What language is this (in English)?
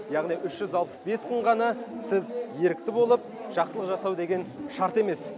Kazakh